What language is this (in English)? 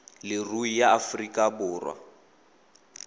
Tswana